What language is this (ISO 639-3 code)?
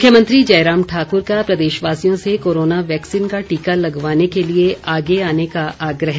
hin